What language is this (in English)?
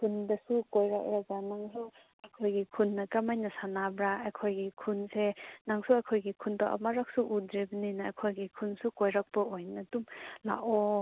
Manipuri